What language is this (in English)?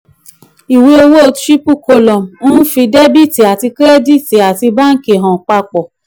Yoruba